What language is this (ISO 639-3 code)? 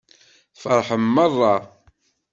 kab